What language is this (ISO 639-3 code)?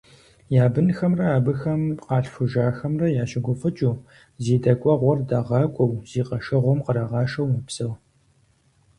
kbd